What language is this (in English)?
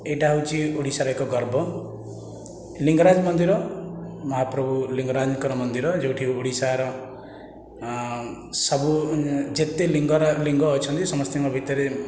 Odia